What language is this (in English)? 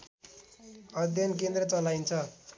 Nepali